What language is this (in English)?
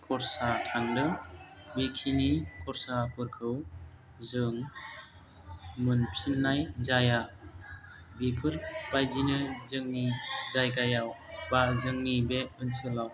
Bodo